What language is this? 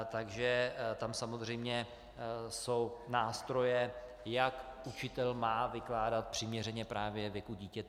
Czech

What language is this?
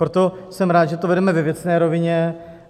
Czech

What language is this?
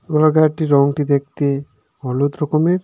Bangla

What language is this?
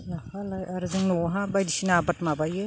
Bodo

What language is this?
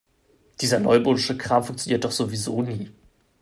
German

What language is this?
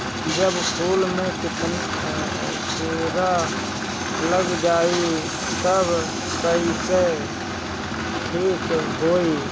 Bhojpuri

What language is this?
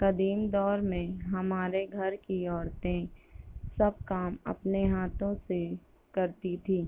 Urdu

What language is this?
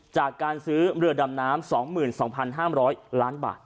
Thai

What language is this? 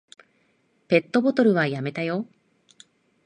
Japanese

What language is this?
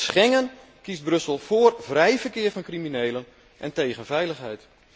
Dutch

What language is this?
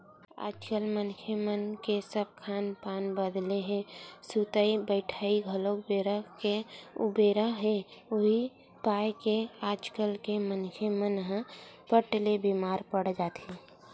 Chhattisgarhi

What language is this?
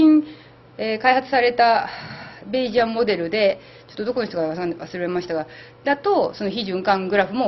Japanese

